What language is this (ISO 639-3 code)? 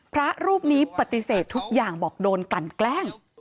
tha